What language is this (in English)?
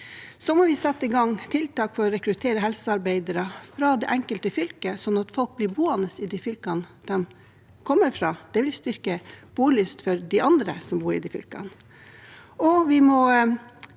Norwegian